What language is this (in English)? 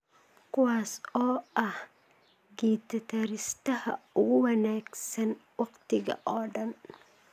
Somali